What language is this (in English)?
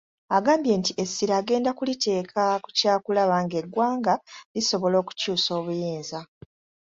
Ganda